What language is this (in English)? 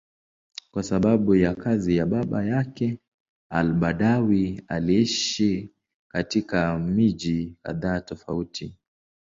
Swahili